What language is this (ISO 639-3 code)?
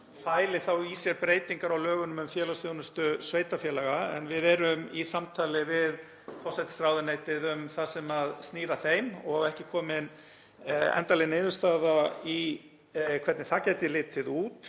isl